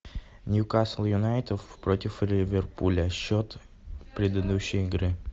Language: Russian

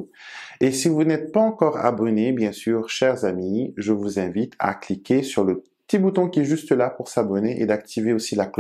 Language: French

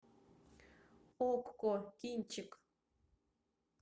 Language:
Russian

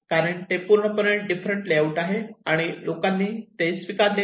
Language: Marathi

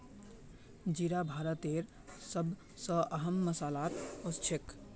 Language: Magahi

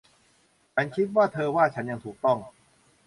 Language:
Thai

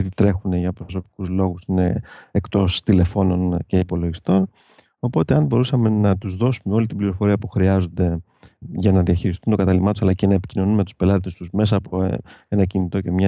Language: Greek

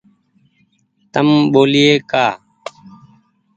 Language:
Goaria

